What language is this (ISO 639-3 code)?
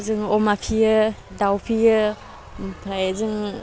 brx